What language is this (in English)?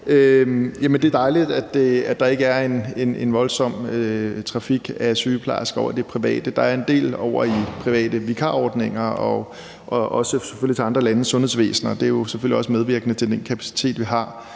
Danish